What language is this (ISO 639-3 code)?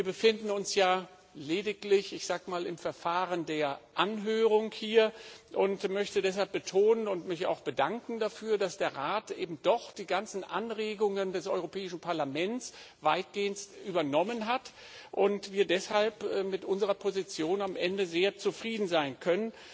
deu